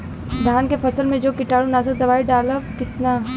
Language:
Bhojpuri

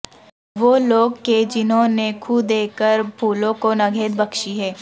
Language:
Urdu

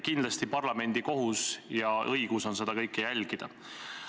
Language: Estonian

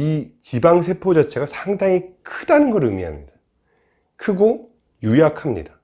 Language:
Korean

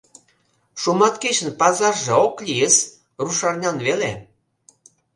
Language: Mari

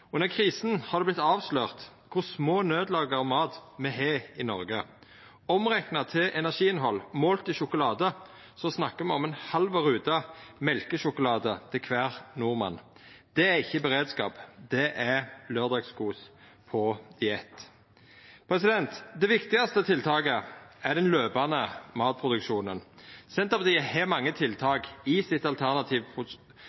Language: Norwegian Nynorsk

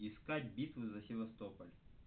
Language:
Russian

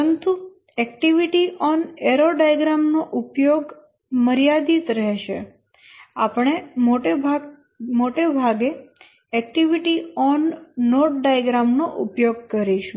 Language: Gujarati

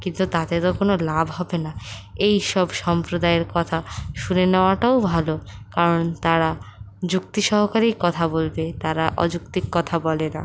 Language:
Bangla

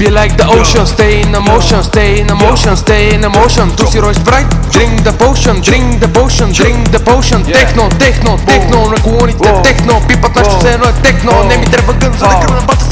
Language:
Bulgarian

